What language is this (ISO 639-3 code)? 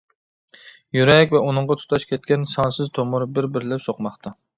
uig